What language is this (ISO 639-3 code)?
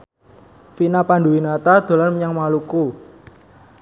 jav